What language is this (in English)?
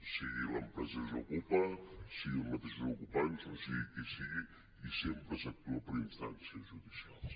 Catalan